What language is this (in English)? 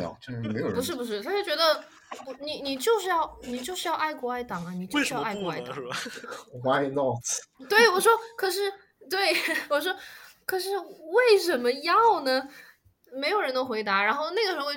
Chinese